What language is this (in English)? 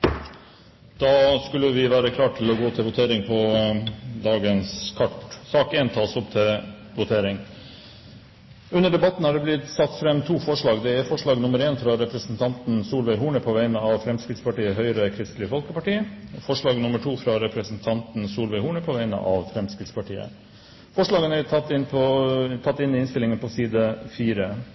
Norwegian Bokmål